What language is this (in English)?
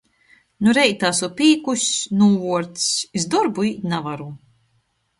Latgalian